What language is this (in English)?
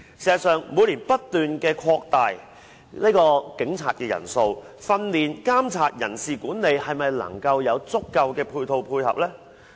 Cantonese